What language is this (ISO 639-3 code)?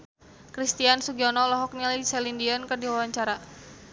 sun